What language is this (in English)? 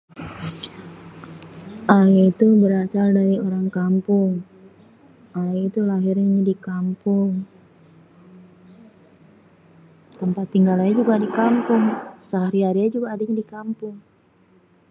Betawi